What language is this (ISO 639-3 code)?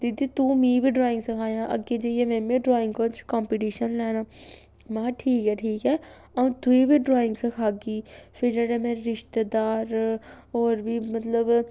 doi